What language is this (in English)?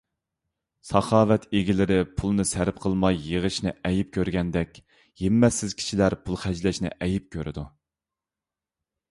Uyghur